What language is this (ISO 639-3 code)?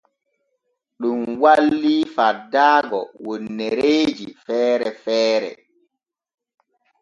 fue